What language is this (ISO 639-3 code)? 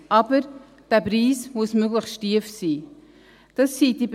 gsw